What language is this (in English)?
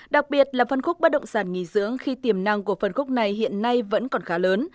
Vietnamese